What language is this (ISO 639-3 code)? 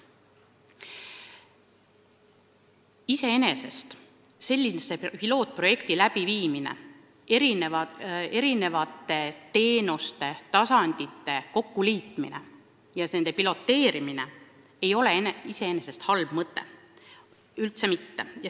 est